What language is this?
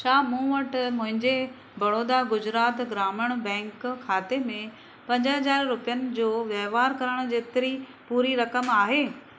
Sindhi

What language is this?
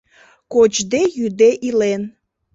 Mari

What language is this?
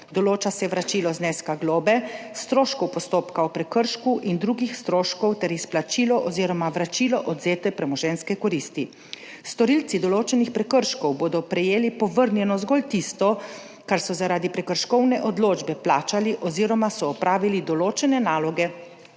Slovenian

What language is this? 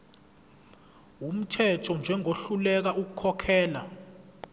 Zulu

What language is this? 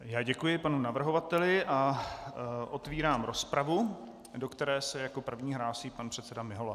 Czech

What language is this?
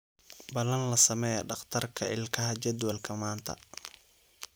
Somali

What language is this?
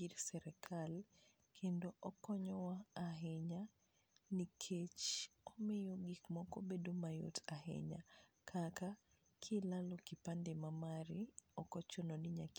Luo (Kenya and Tanzania)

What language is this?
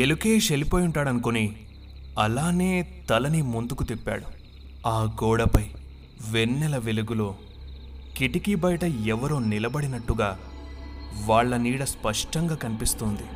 Telugu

